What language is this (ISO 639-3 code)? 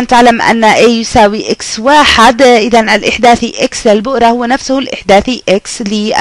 ara